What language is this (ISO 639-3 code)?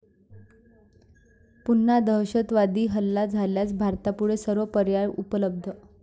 mar